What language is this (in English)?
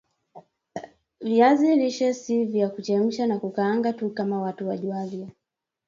Swahili